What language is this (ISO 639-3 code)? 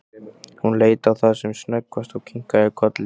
isl